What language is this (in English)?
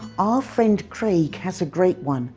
English